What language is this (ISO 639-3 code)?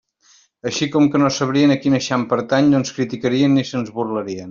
cat